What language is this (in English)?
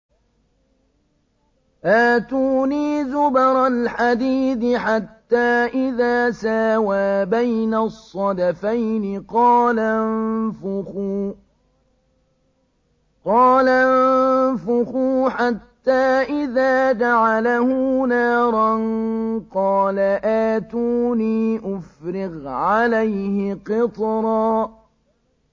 Arabic